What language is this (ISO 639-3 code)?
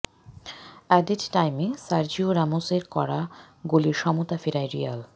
ben